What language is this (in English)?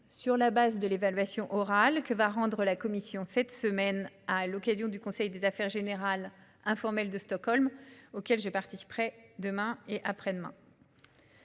French